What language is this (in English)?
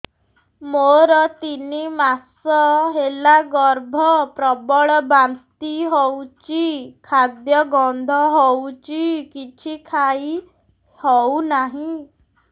Odia